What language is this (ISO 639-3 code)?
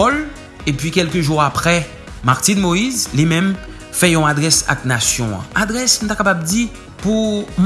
fra